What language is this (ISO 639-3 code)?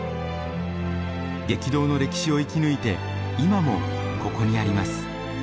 jpn